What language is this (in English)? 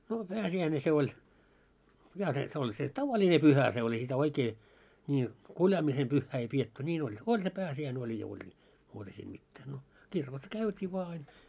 Finnish